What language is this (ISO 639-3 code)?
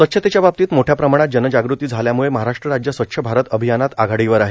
mar